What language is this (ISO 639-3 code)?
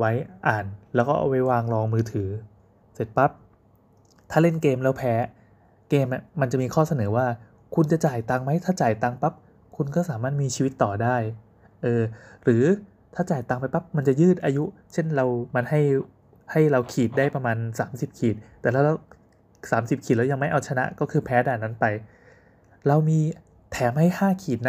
tha